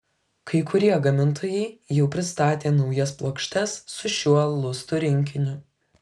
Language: Lithuanian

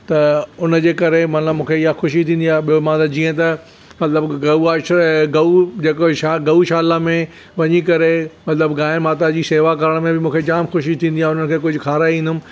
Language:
Sindhi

